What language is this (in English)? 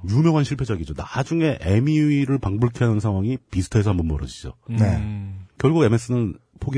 Korean